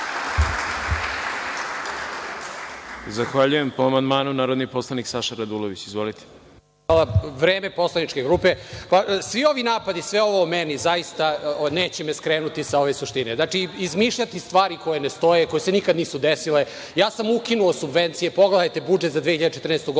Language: Serbian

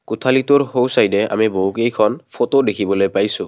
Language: Assamese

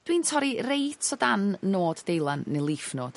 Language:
Welsh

